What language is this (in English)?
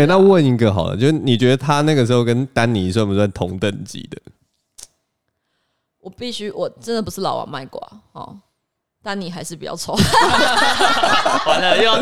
Chinese